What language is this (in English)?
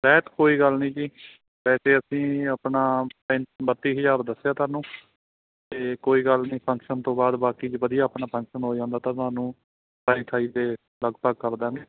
Punjabi